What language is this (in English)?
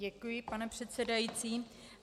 Czech